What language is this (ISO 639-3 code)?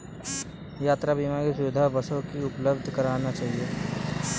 hin